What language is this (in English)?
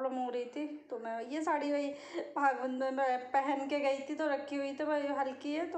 Hindi